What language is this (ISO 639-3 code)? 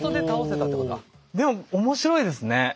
jpn